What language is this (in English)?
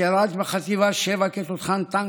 Hebrew